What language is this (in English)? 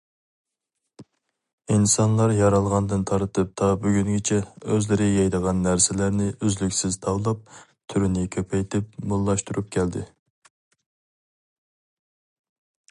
Uyghur